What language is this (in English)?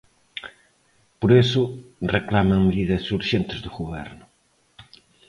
Galician